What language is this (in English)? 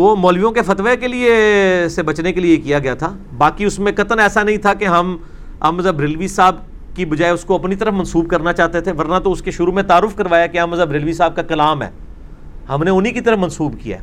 Urdu